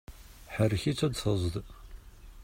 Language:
Kabyle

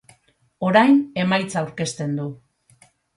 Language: Basque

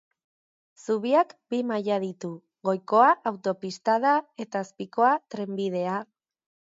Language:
Basque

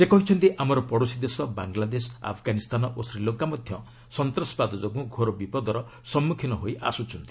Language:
Odia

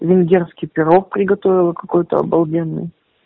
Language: Russian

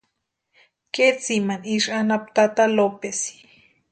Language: Western Highland Purepecha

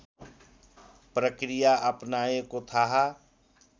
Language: Nepali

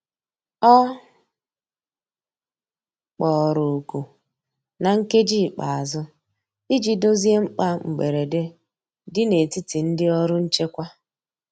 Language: Igbo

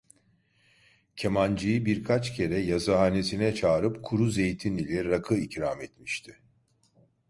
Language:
Turkish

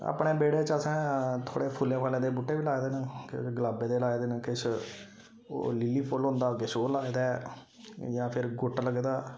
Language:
Dogri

